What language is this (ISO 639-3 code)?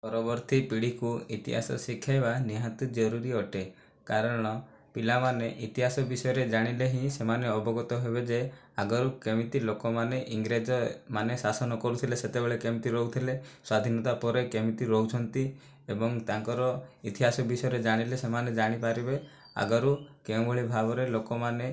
ori